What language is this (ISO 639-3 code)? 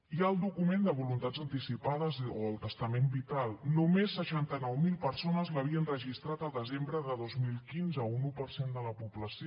cat